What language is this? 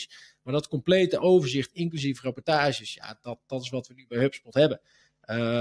Dutch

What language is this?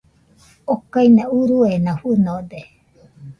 Nüpode Huitoto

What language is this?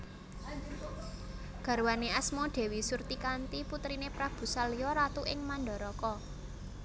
Javanese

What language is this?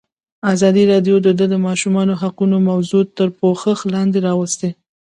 Pashto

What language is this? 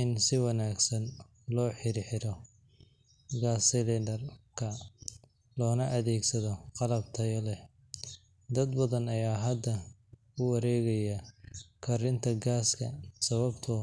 Somali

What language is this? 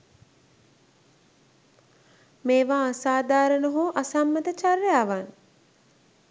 Sinhala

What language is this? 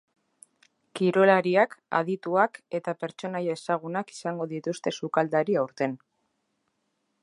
Basque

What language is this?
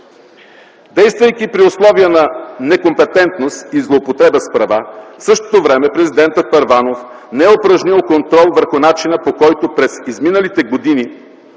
Bulgarian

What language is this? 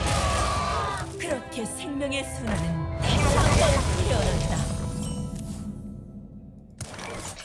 Korean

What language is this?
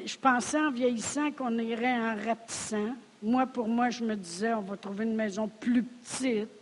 French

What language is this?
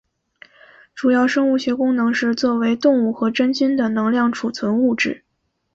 Chinese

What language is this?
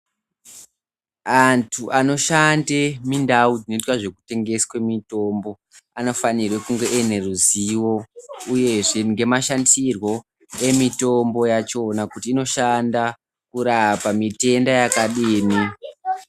Ndau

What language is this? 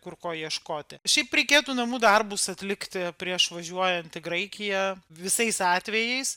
Lithuanian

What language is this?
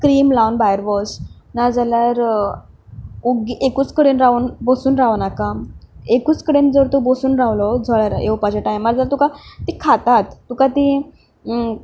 Konkani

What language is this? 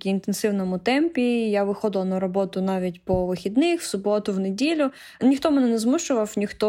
Ukrainian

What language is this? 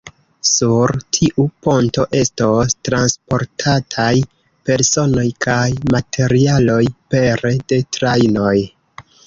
Esperanto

